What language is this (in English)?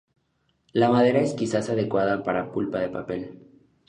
Spanish